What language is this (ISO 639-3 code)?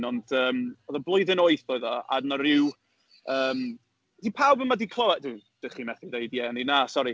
cym